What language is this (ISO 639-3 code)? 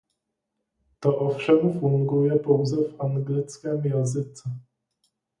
ces